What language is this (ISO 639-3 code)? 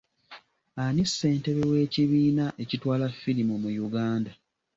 lug